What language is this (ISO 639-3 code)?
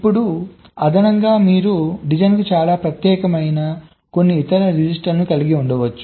tel